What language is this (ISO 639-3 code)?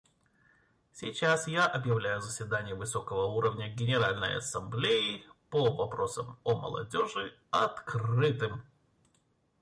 rus